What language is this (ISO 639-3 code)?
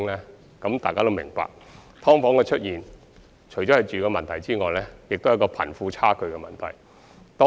yue